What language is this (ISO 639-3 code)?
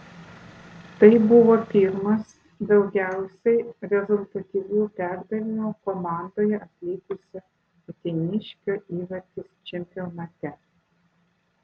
lit